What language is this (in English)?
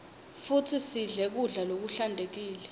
Swati